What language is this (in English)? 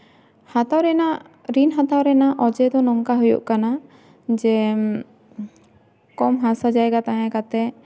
Santali